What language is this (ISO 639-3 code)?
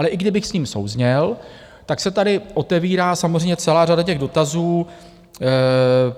ces